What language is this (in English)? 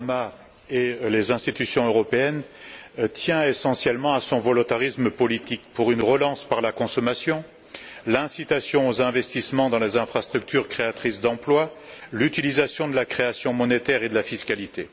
French